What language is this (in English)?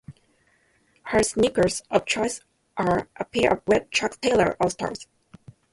English